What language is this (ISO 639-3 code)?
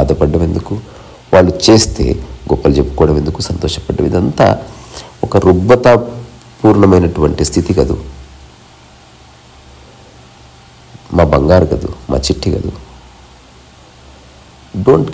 tel